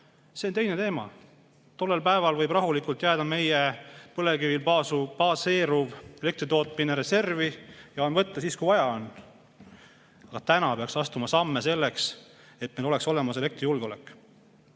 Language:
Estonian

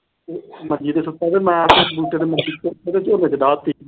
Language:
Punjabi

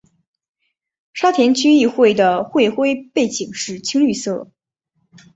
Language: Chinese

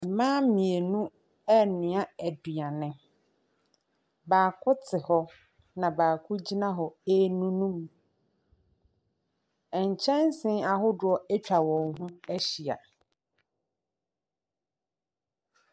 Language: Akan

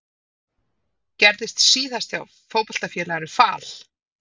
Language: Icelandic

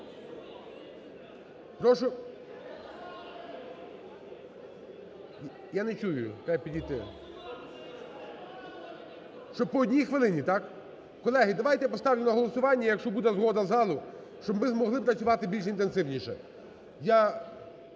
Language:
Ukrainian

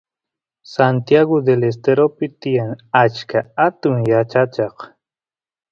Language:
Santiago del Estero Quichua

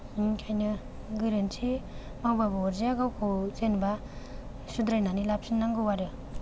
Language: Bodo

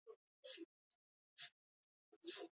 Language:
Basque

